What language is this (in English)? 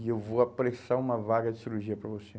Portuguese